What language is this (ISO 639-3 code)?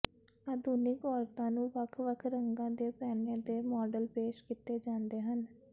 pan